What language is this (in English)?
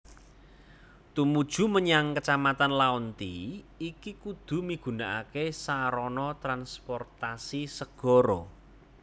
Javanese